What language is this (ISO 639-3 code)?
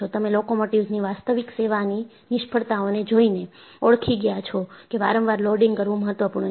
guj